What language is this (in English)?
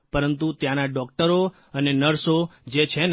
Gujarati